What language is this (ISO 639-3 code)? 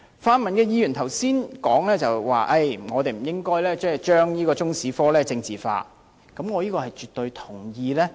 yue